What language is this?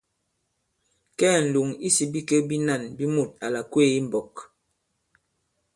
Bankon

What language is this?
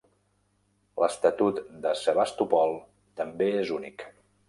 Catalan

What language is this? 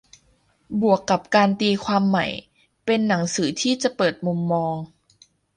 Thai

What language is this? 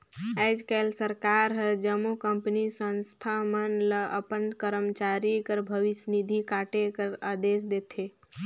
Chhattisgarhi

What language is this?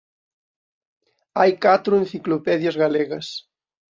Galician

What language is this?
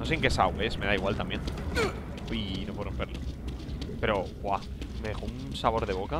Spanish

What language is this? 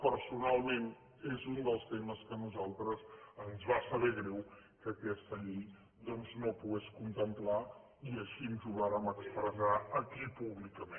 Catalan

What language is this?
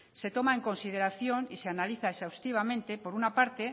Spanish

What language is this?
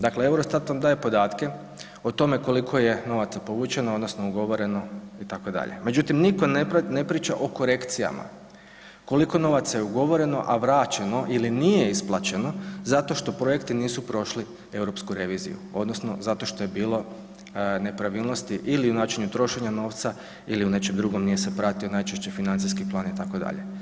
Croatian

